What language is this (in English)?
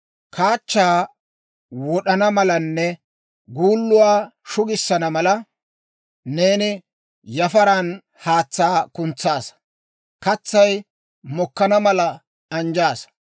Dawro